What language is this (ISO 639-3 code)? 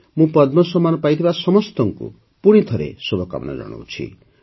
ori